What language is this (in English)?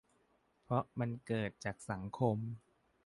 Thai